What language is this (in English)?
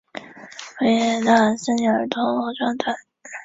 Chinese